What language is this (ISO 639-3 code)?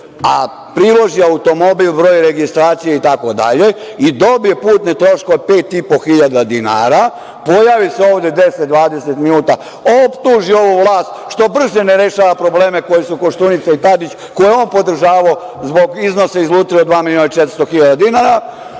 srp